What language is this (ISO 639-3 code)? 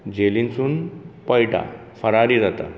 kok